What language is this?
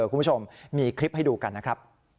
Thai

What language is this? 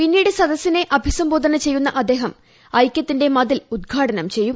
Malayalam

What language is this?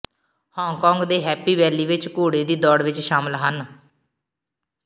Punjabi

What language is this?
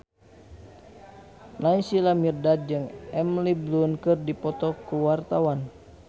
Sundanese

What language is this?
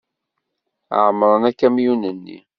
Kabyle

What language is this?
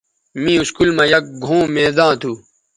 Bateri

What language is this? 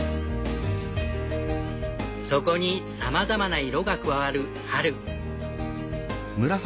Japanese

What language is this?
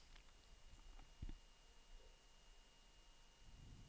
Danish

